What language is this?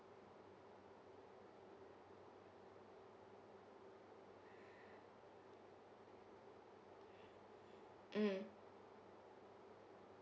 English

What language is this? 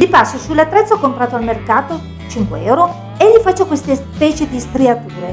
Italian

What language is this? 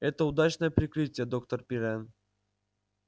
Russian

